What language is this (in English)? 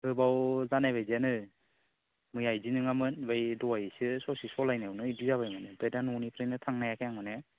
Bodo